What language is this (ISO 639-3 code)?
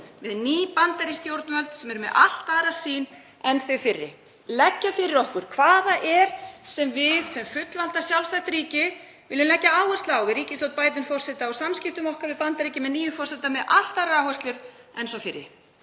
isl